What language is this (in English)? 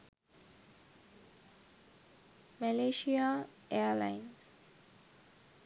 Sinhala